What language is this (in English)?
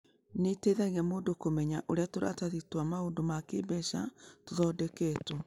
Kikuyu